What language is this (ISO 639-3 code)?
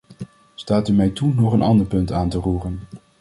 nld